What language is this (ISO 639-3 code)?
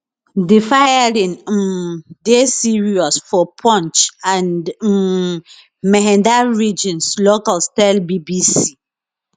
pcm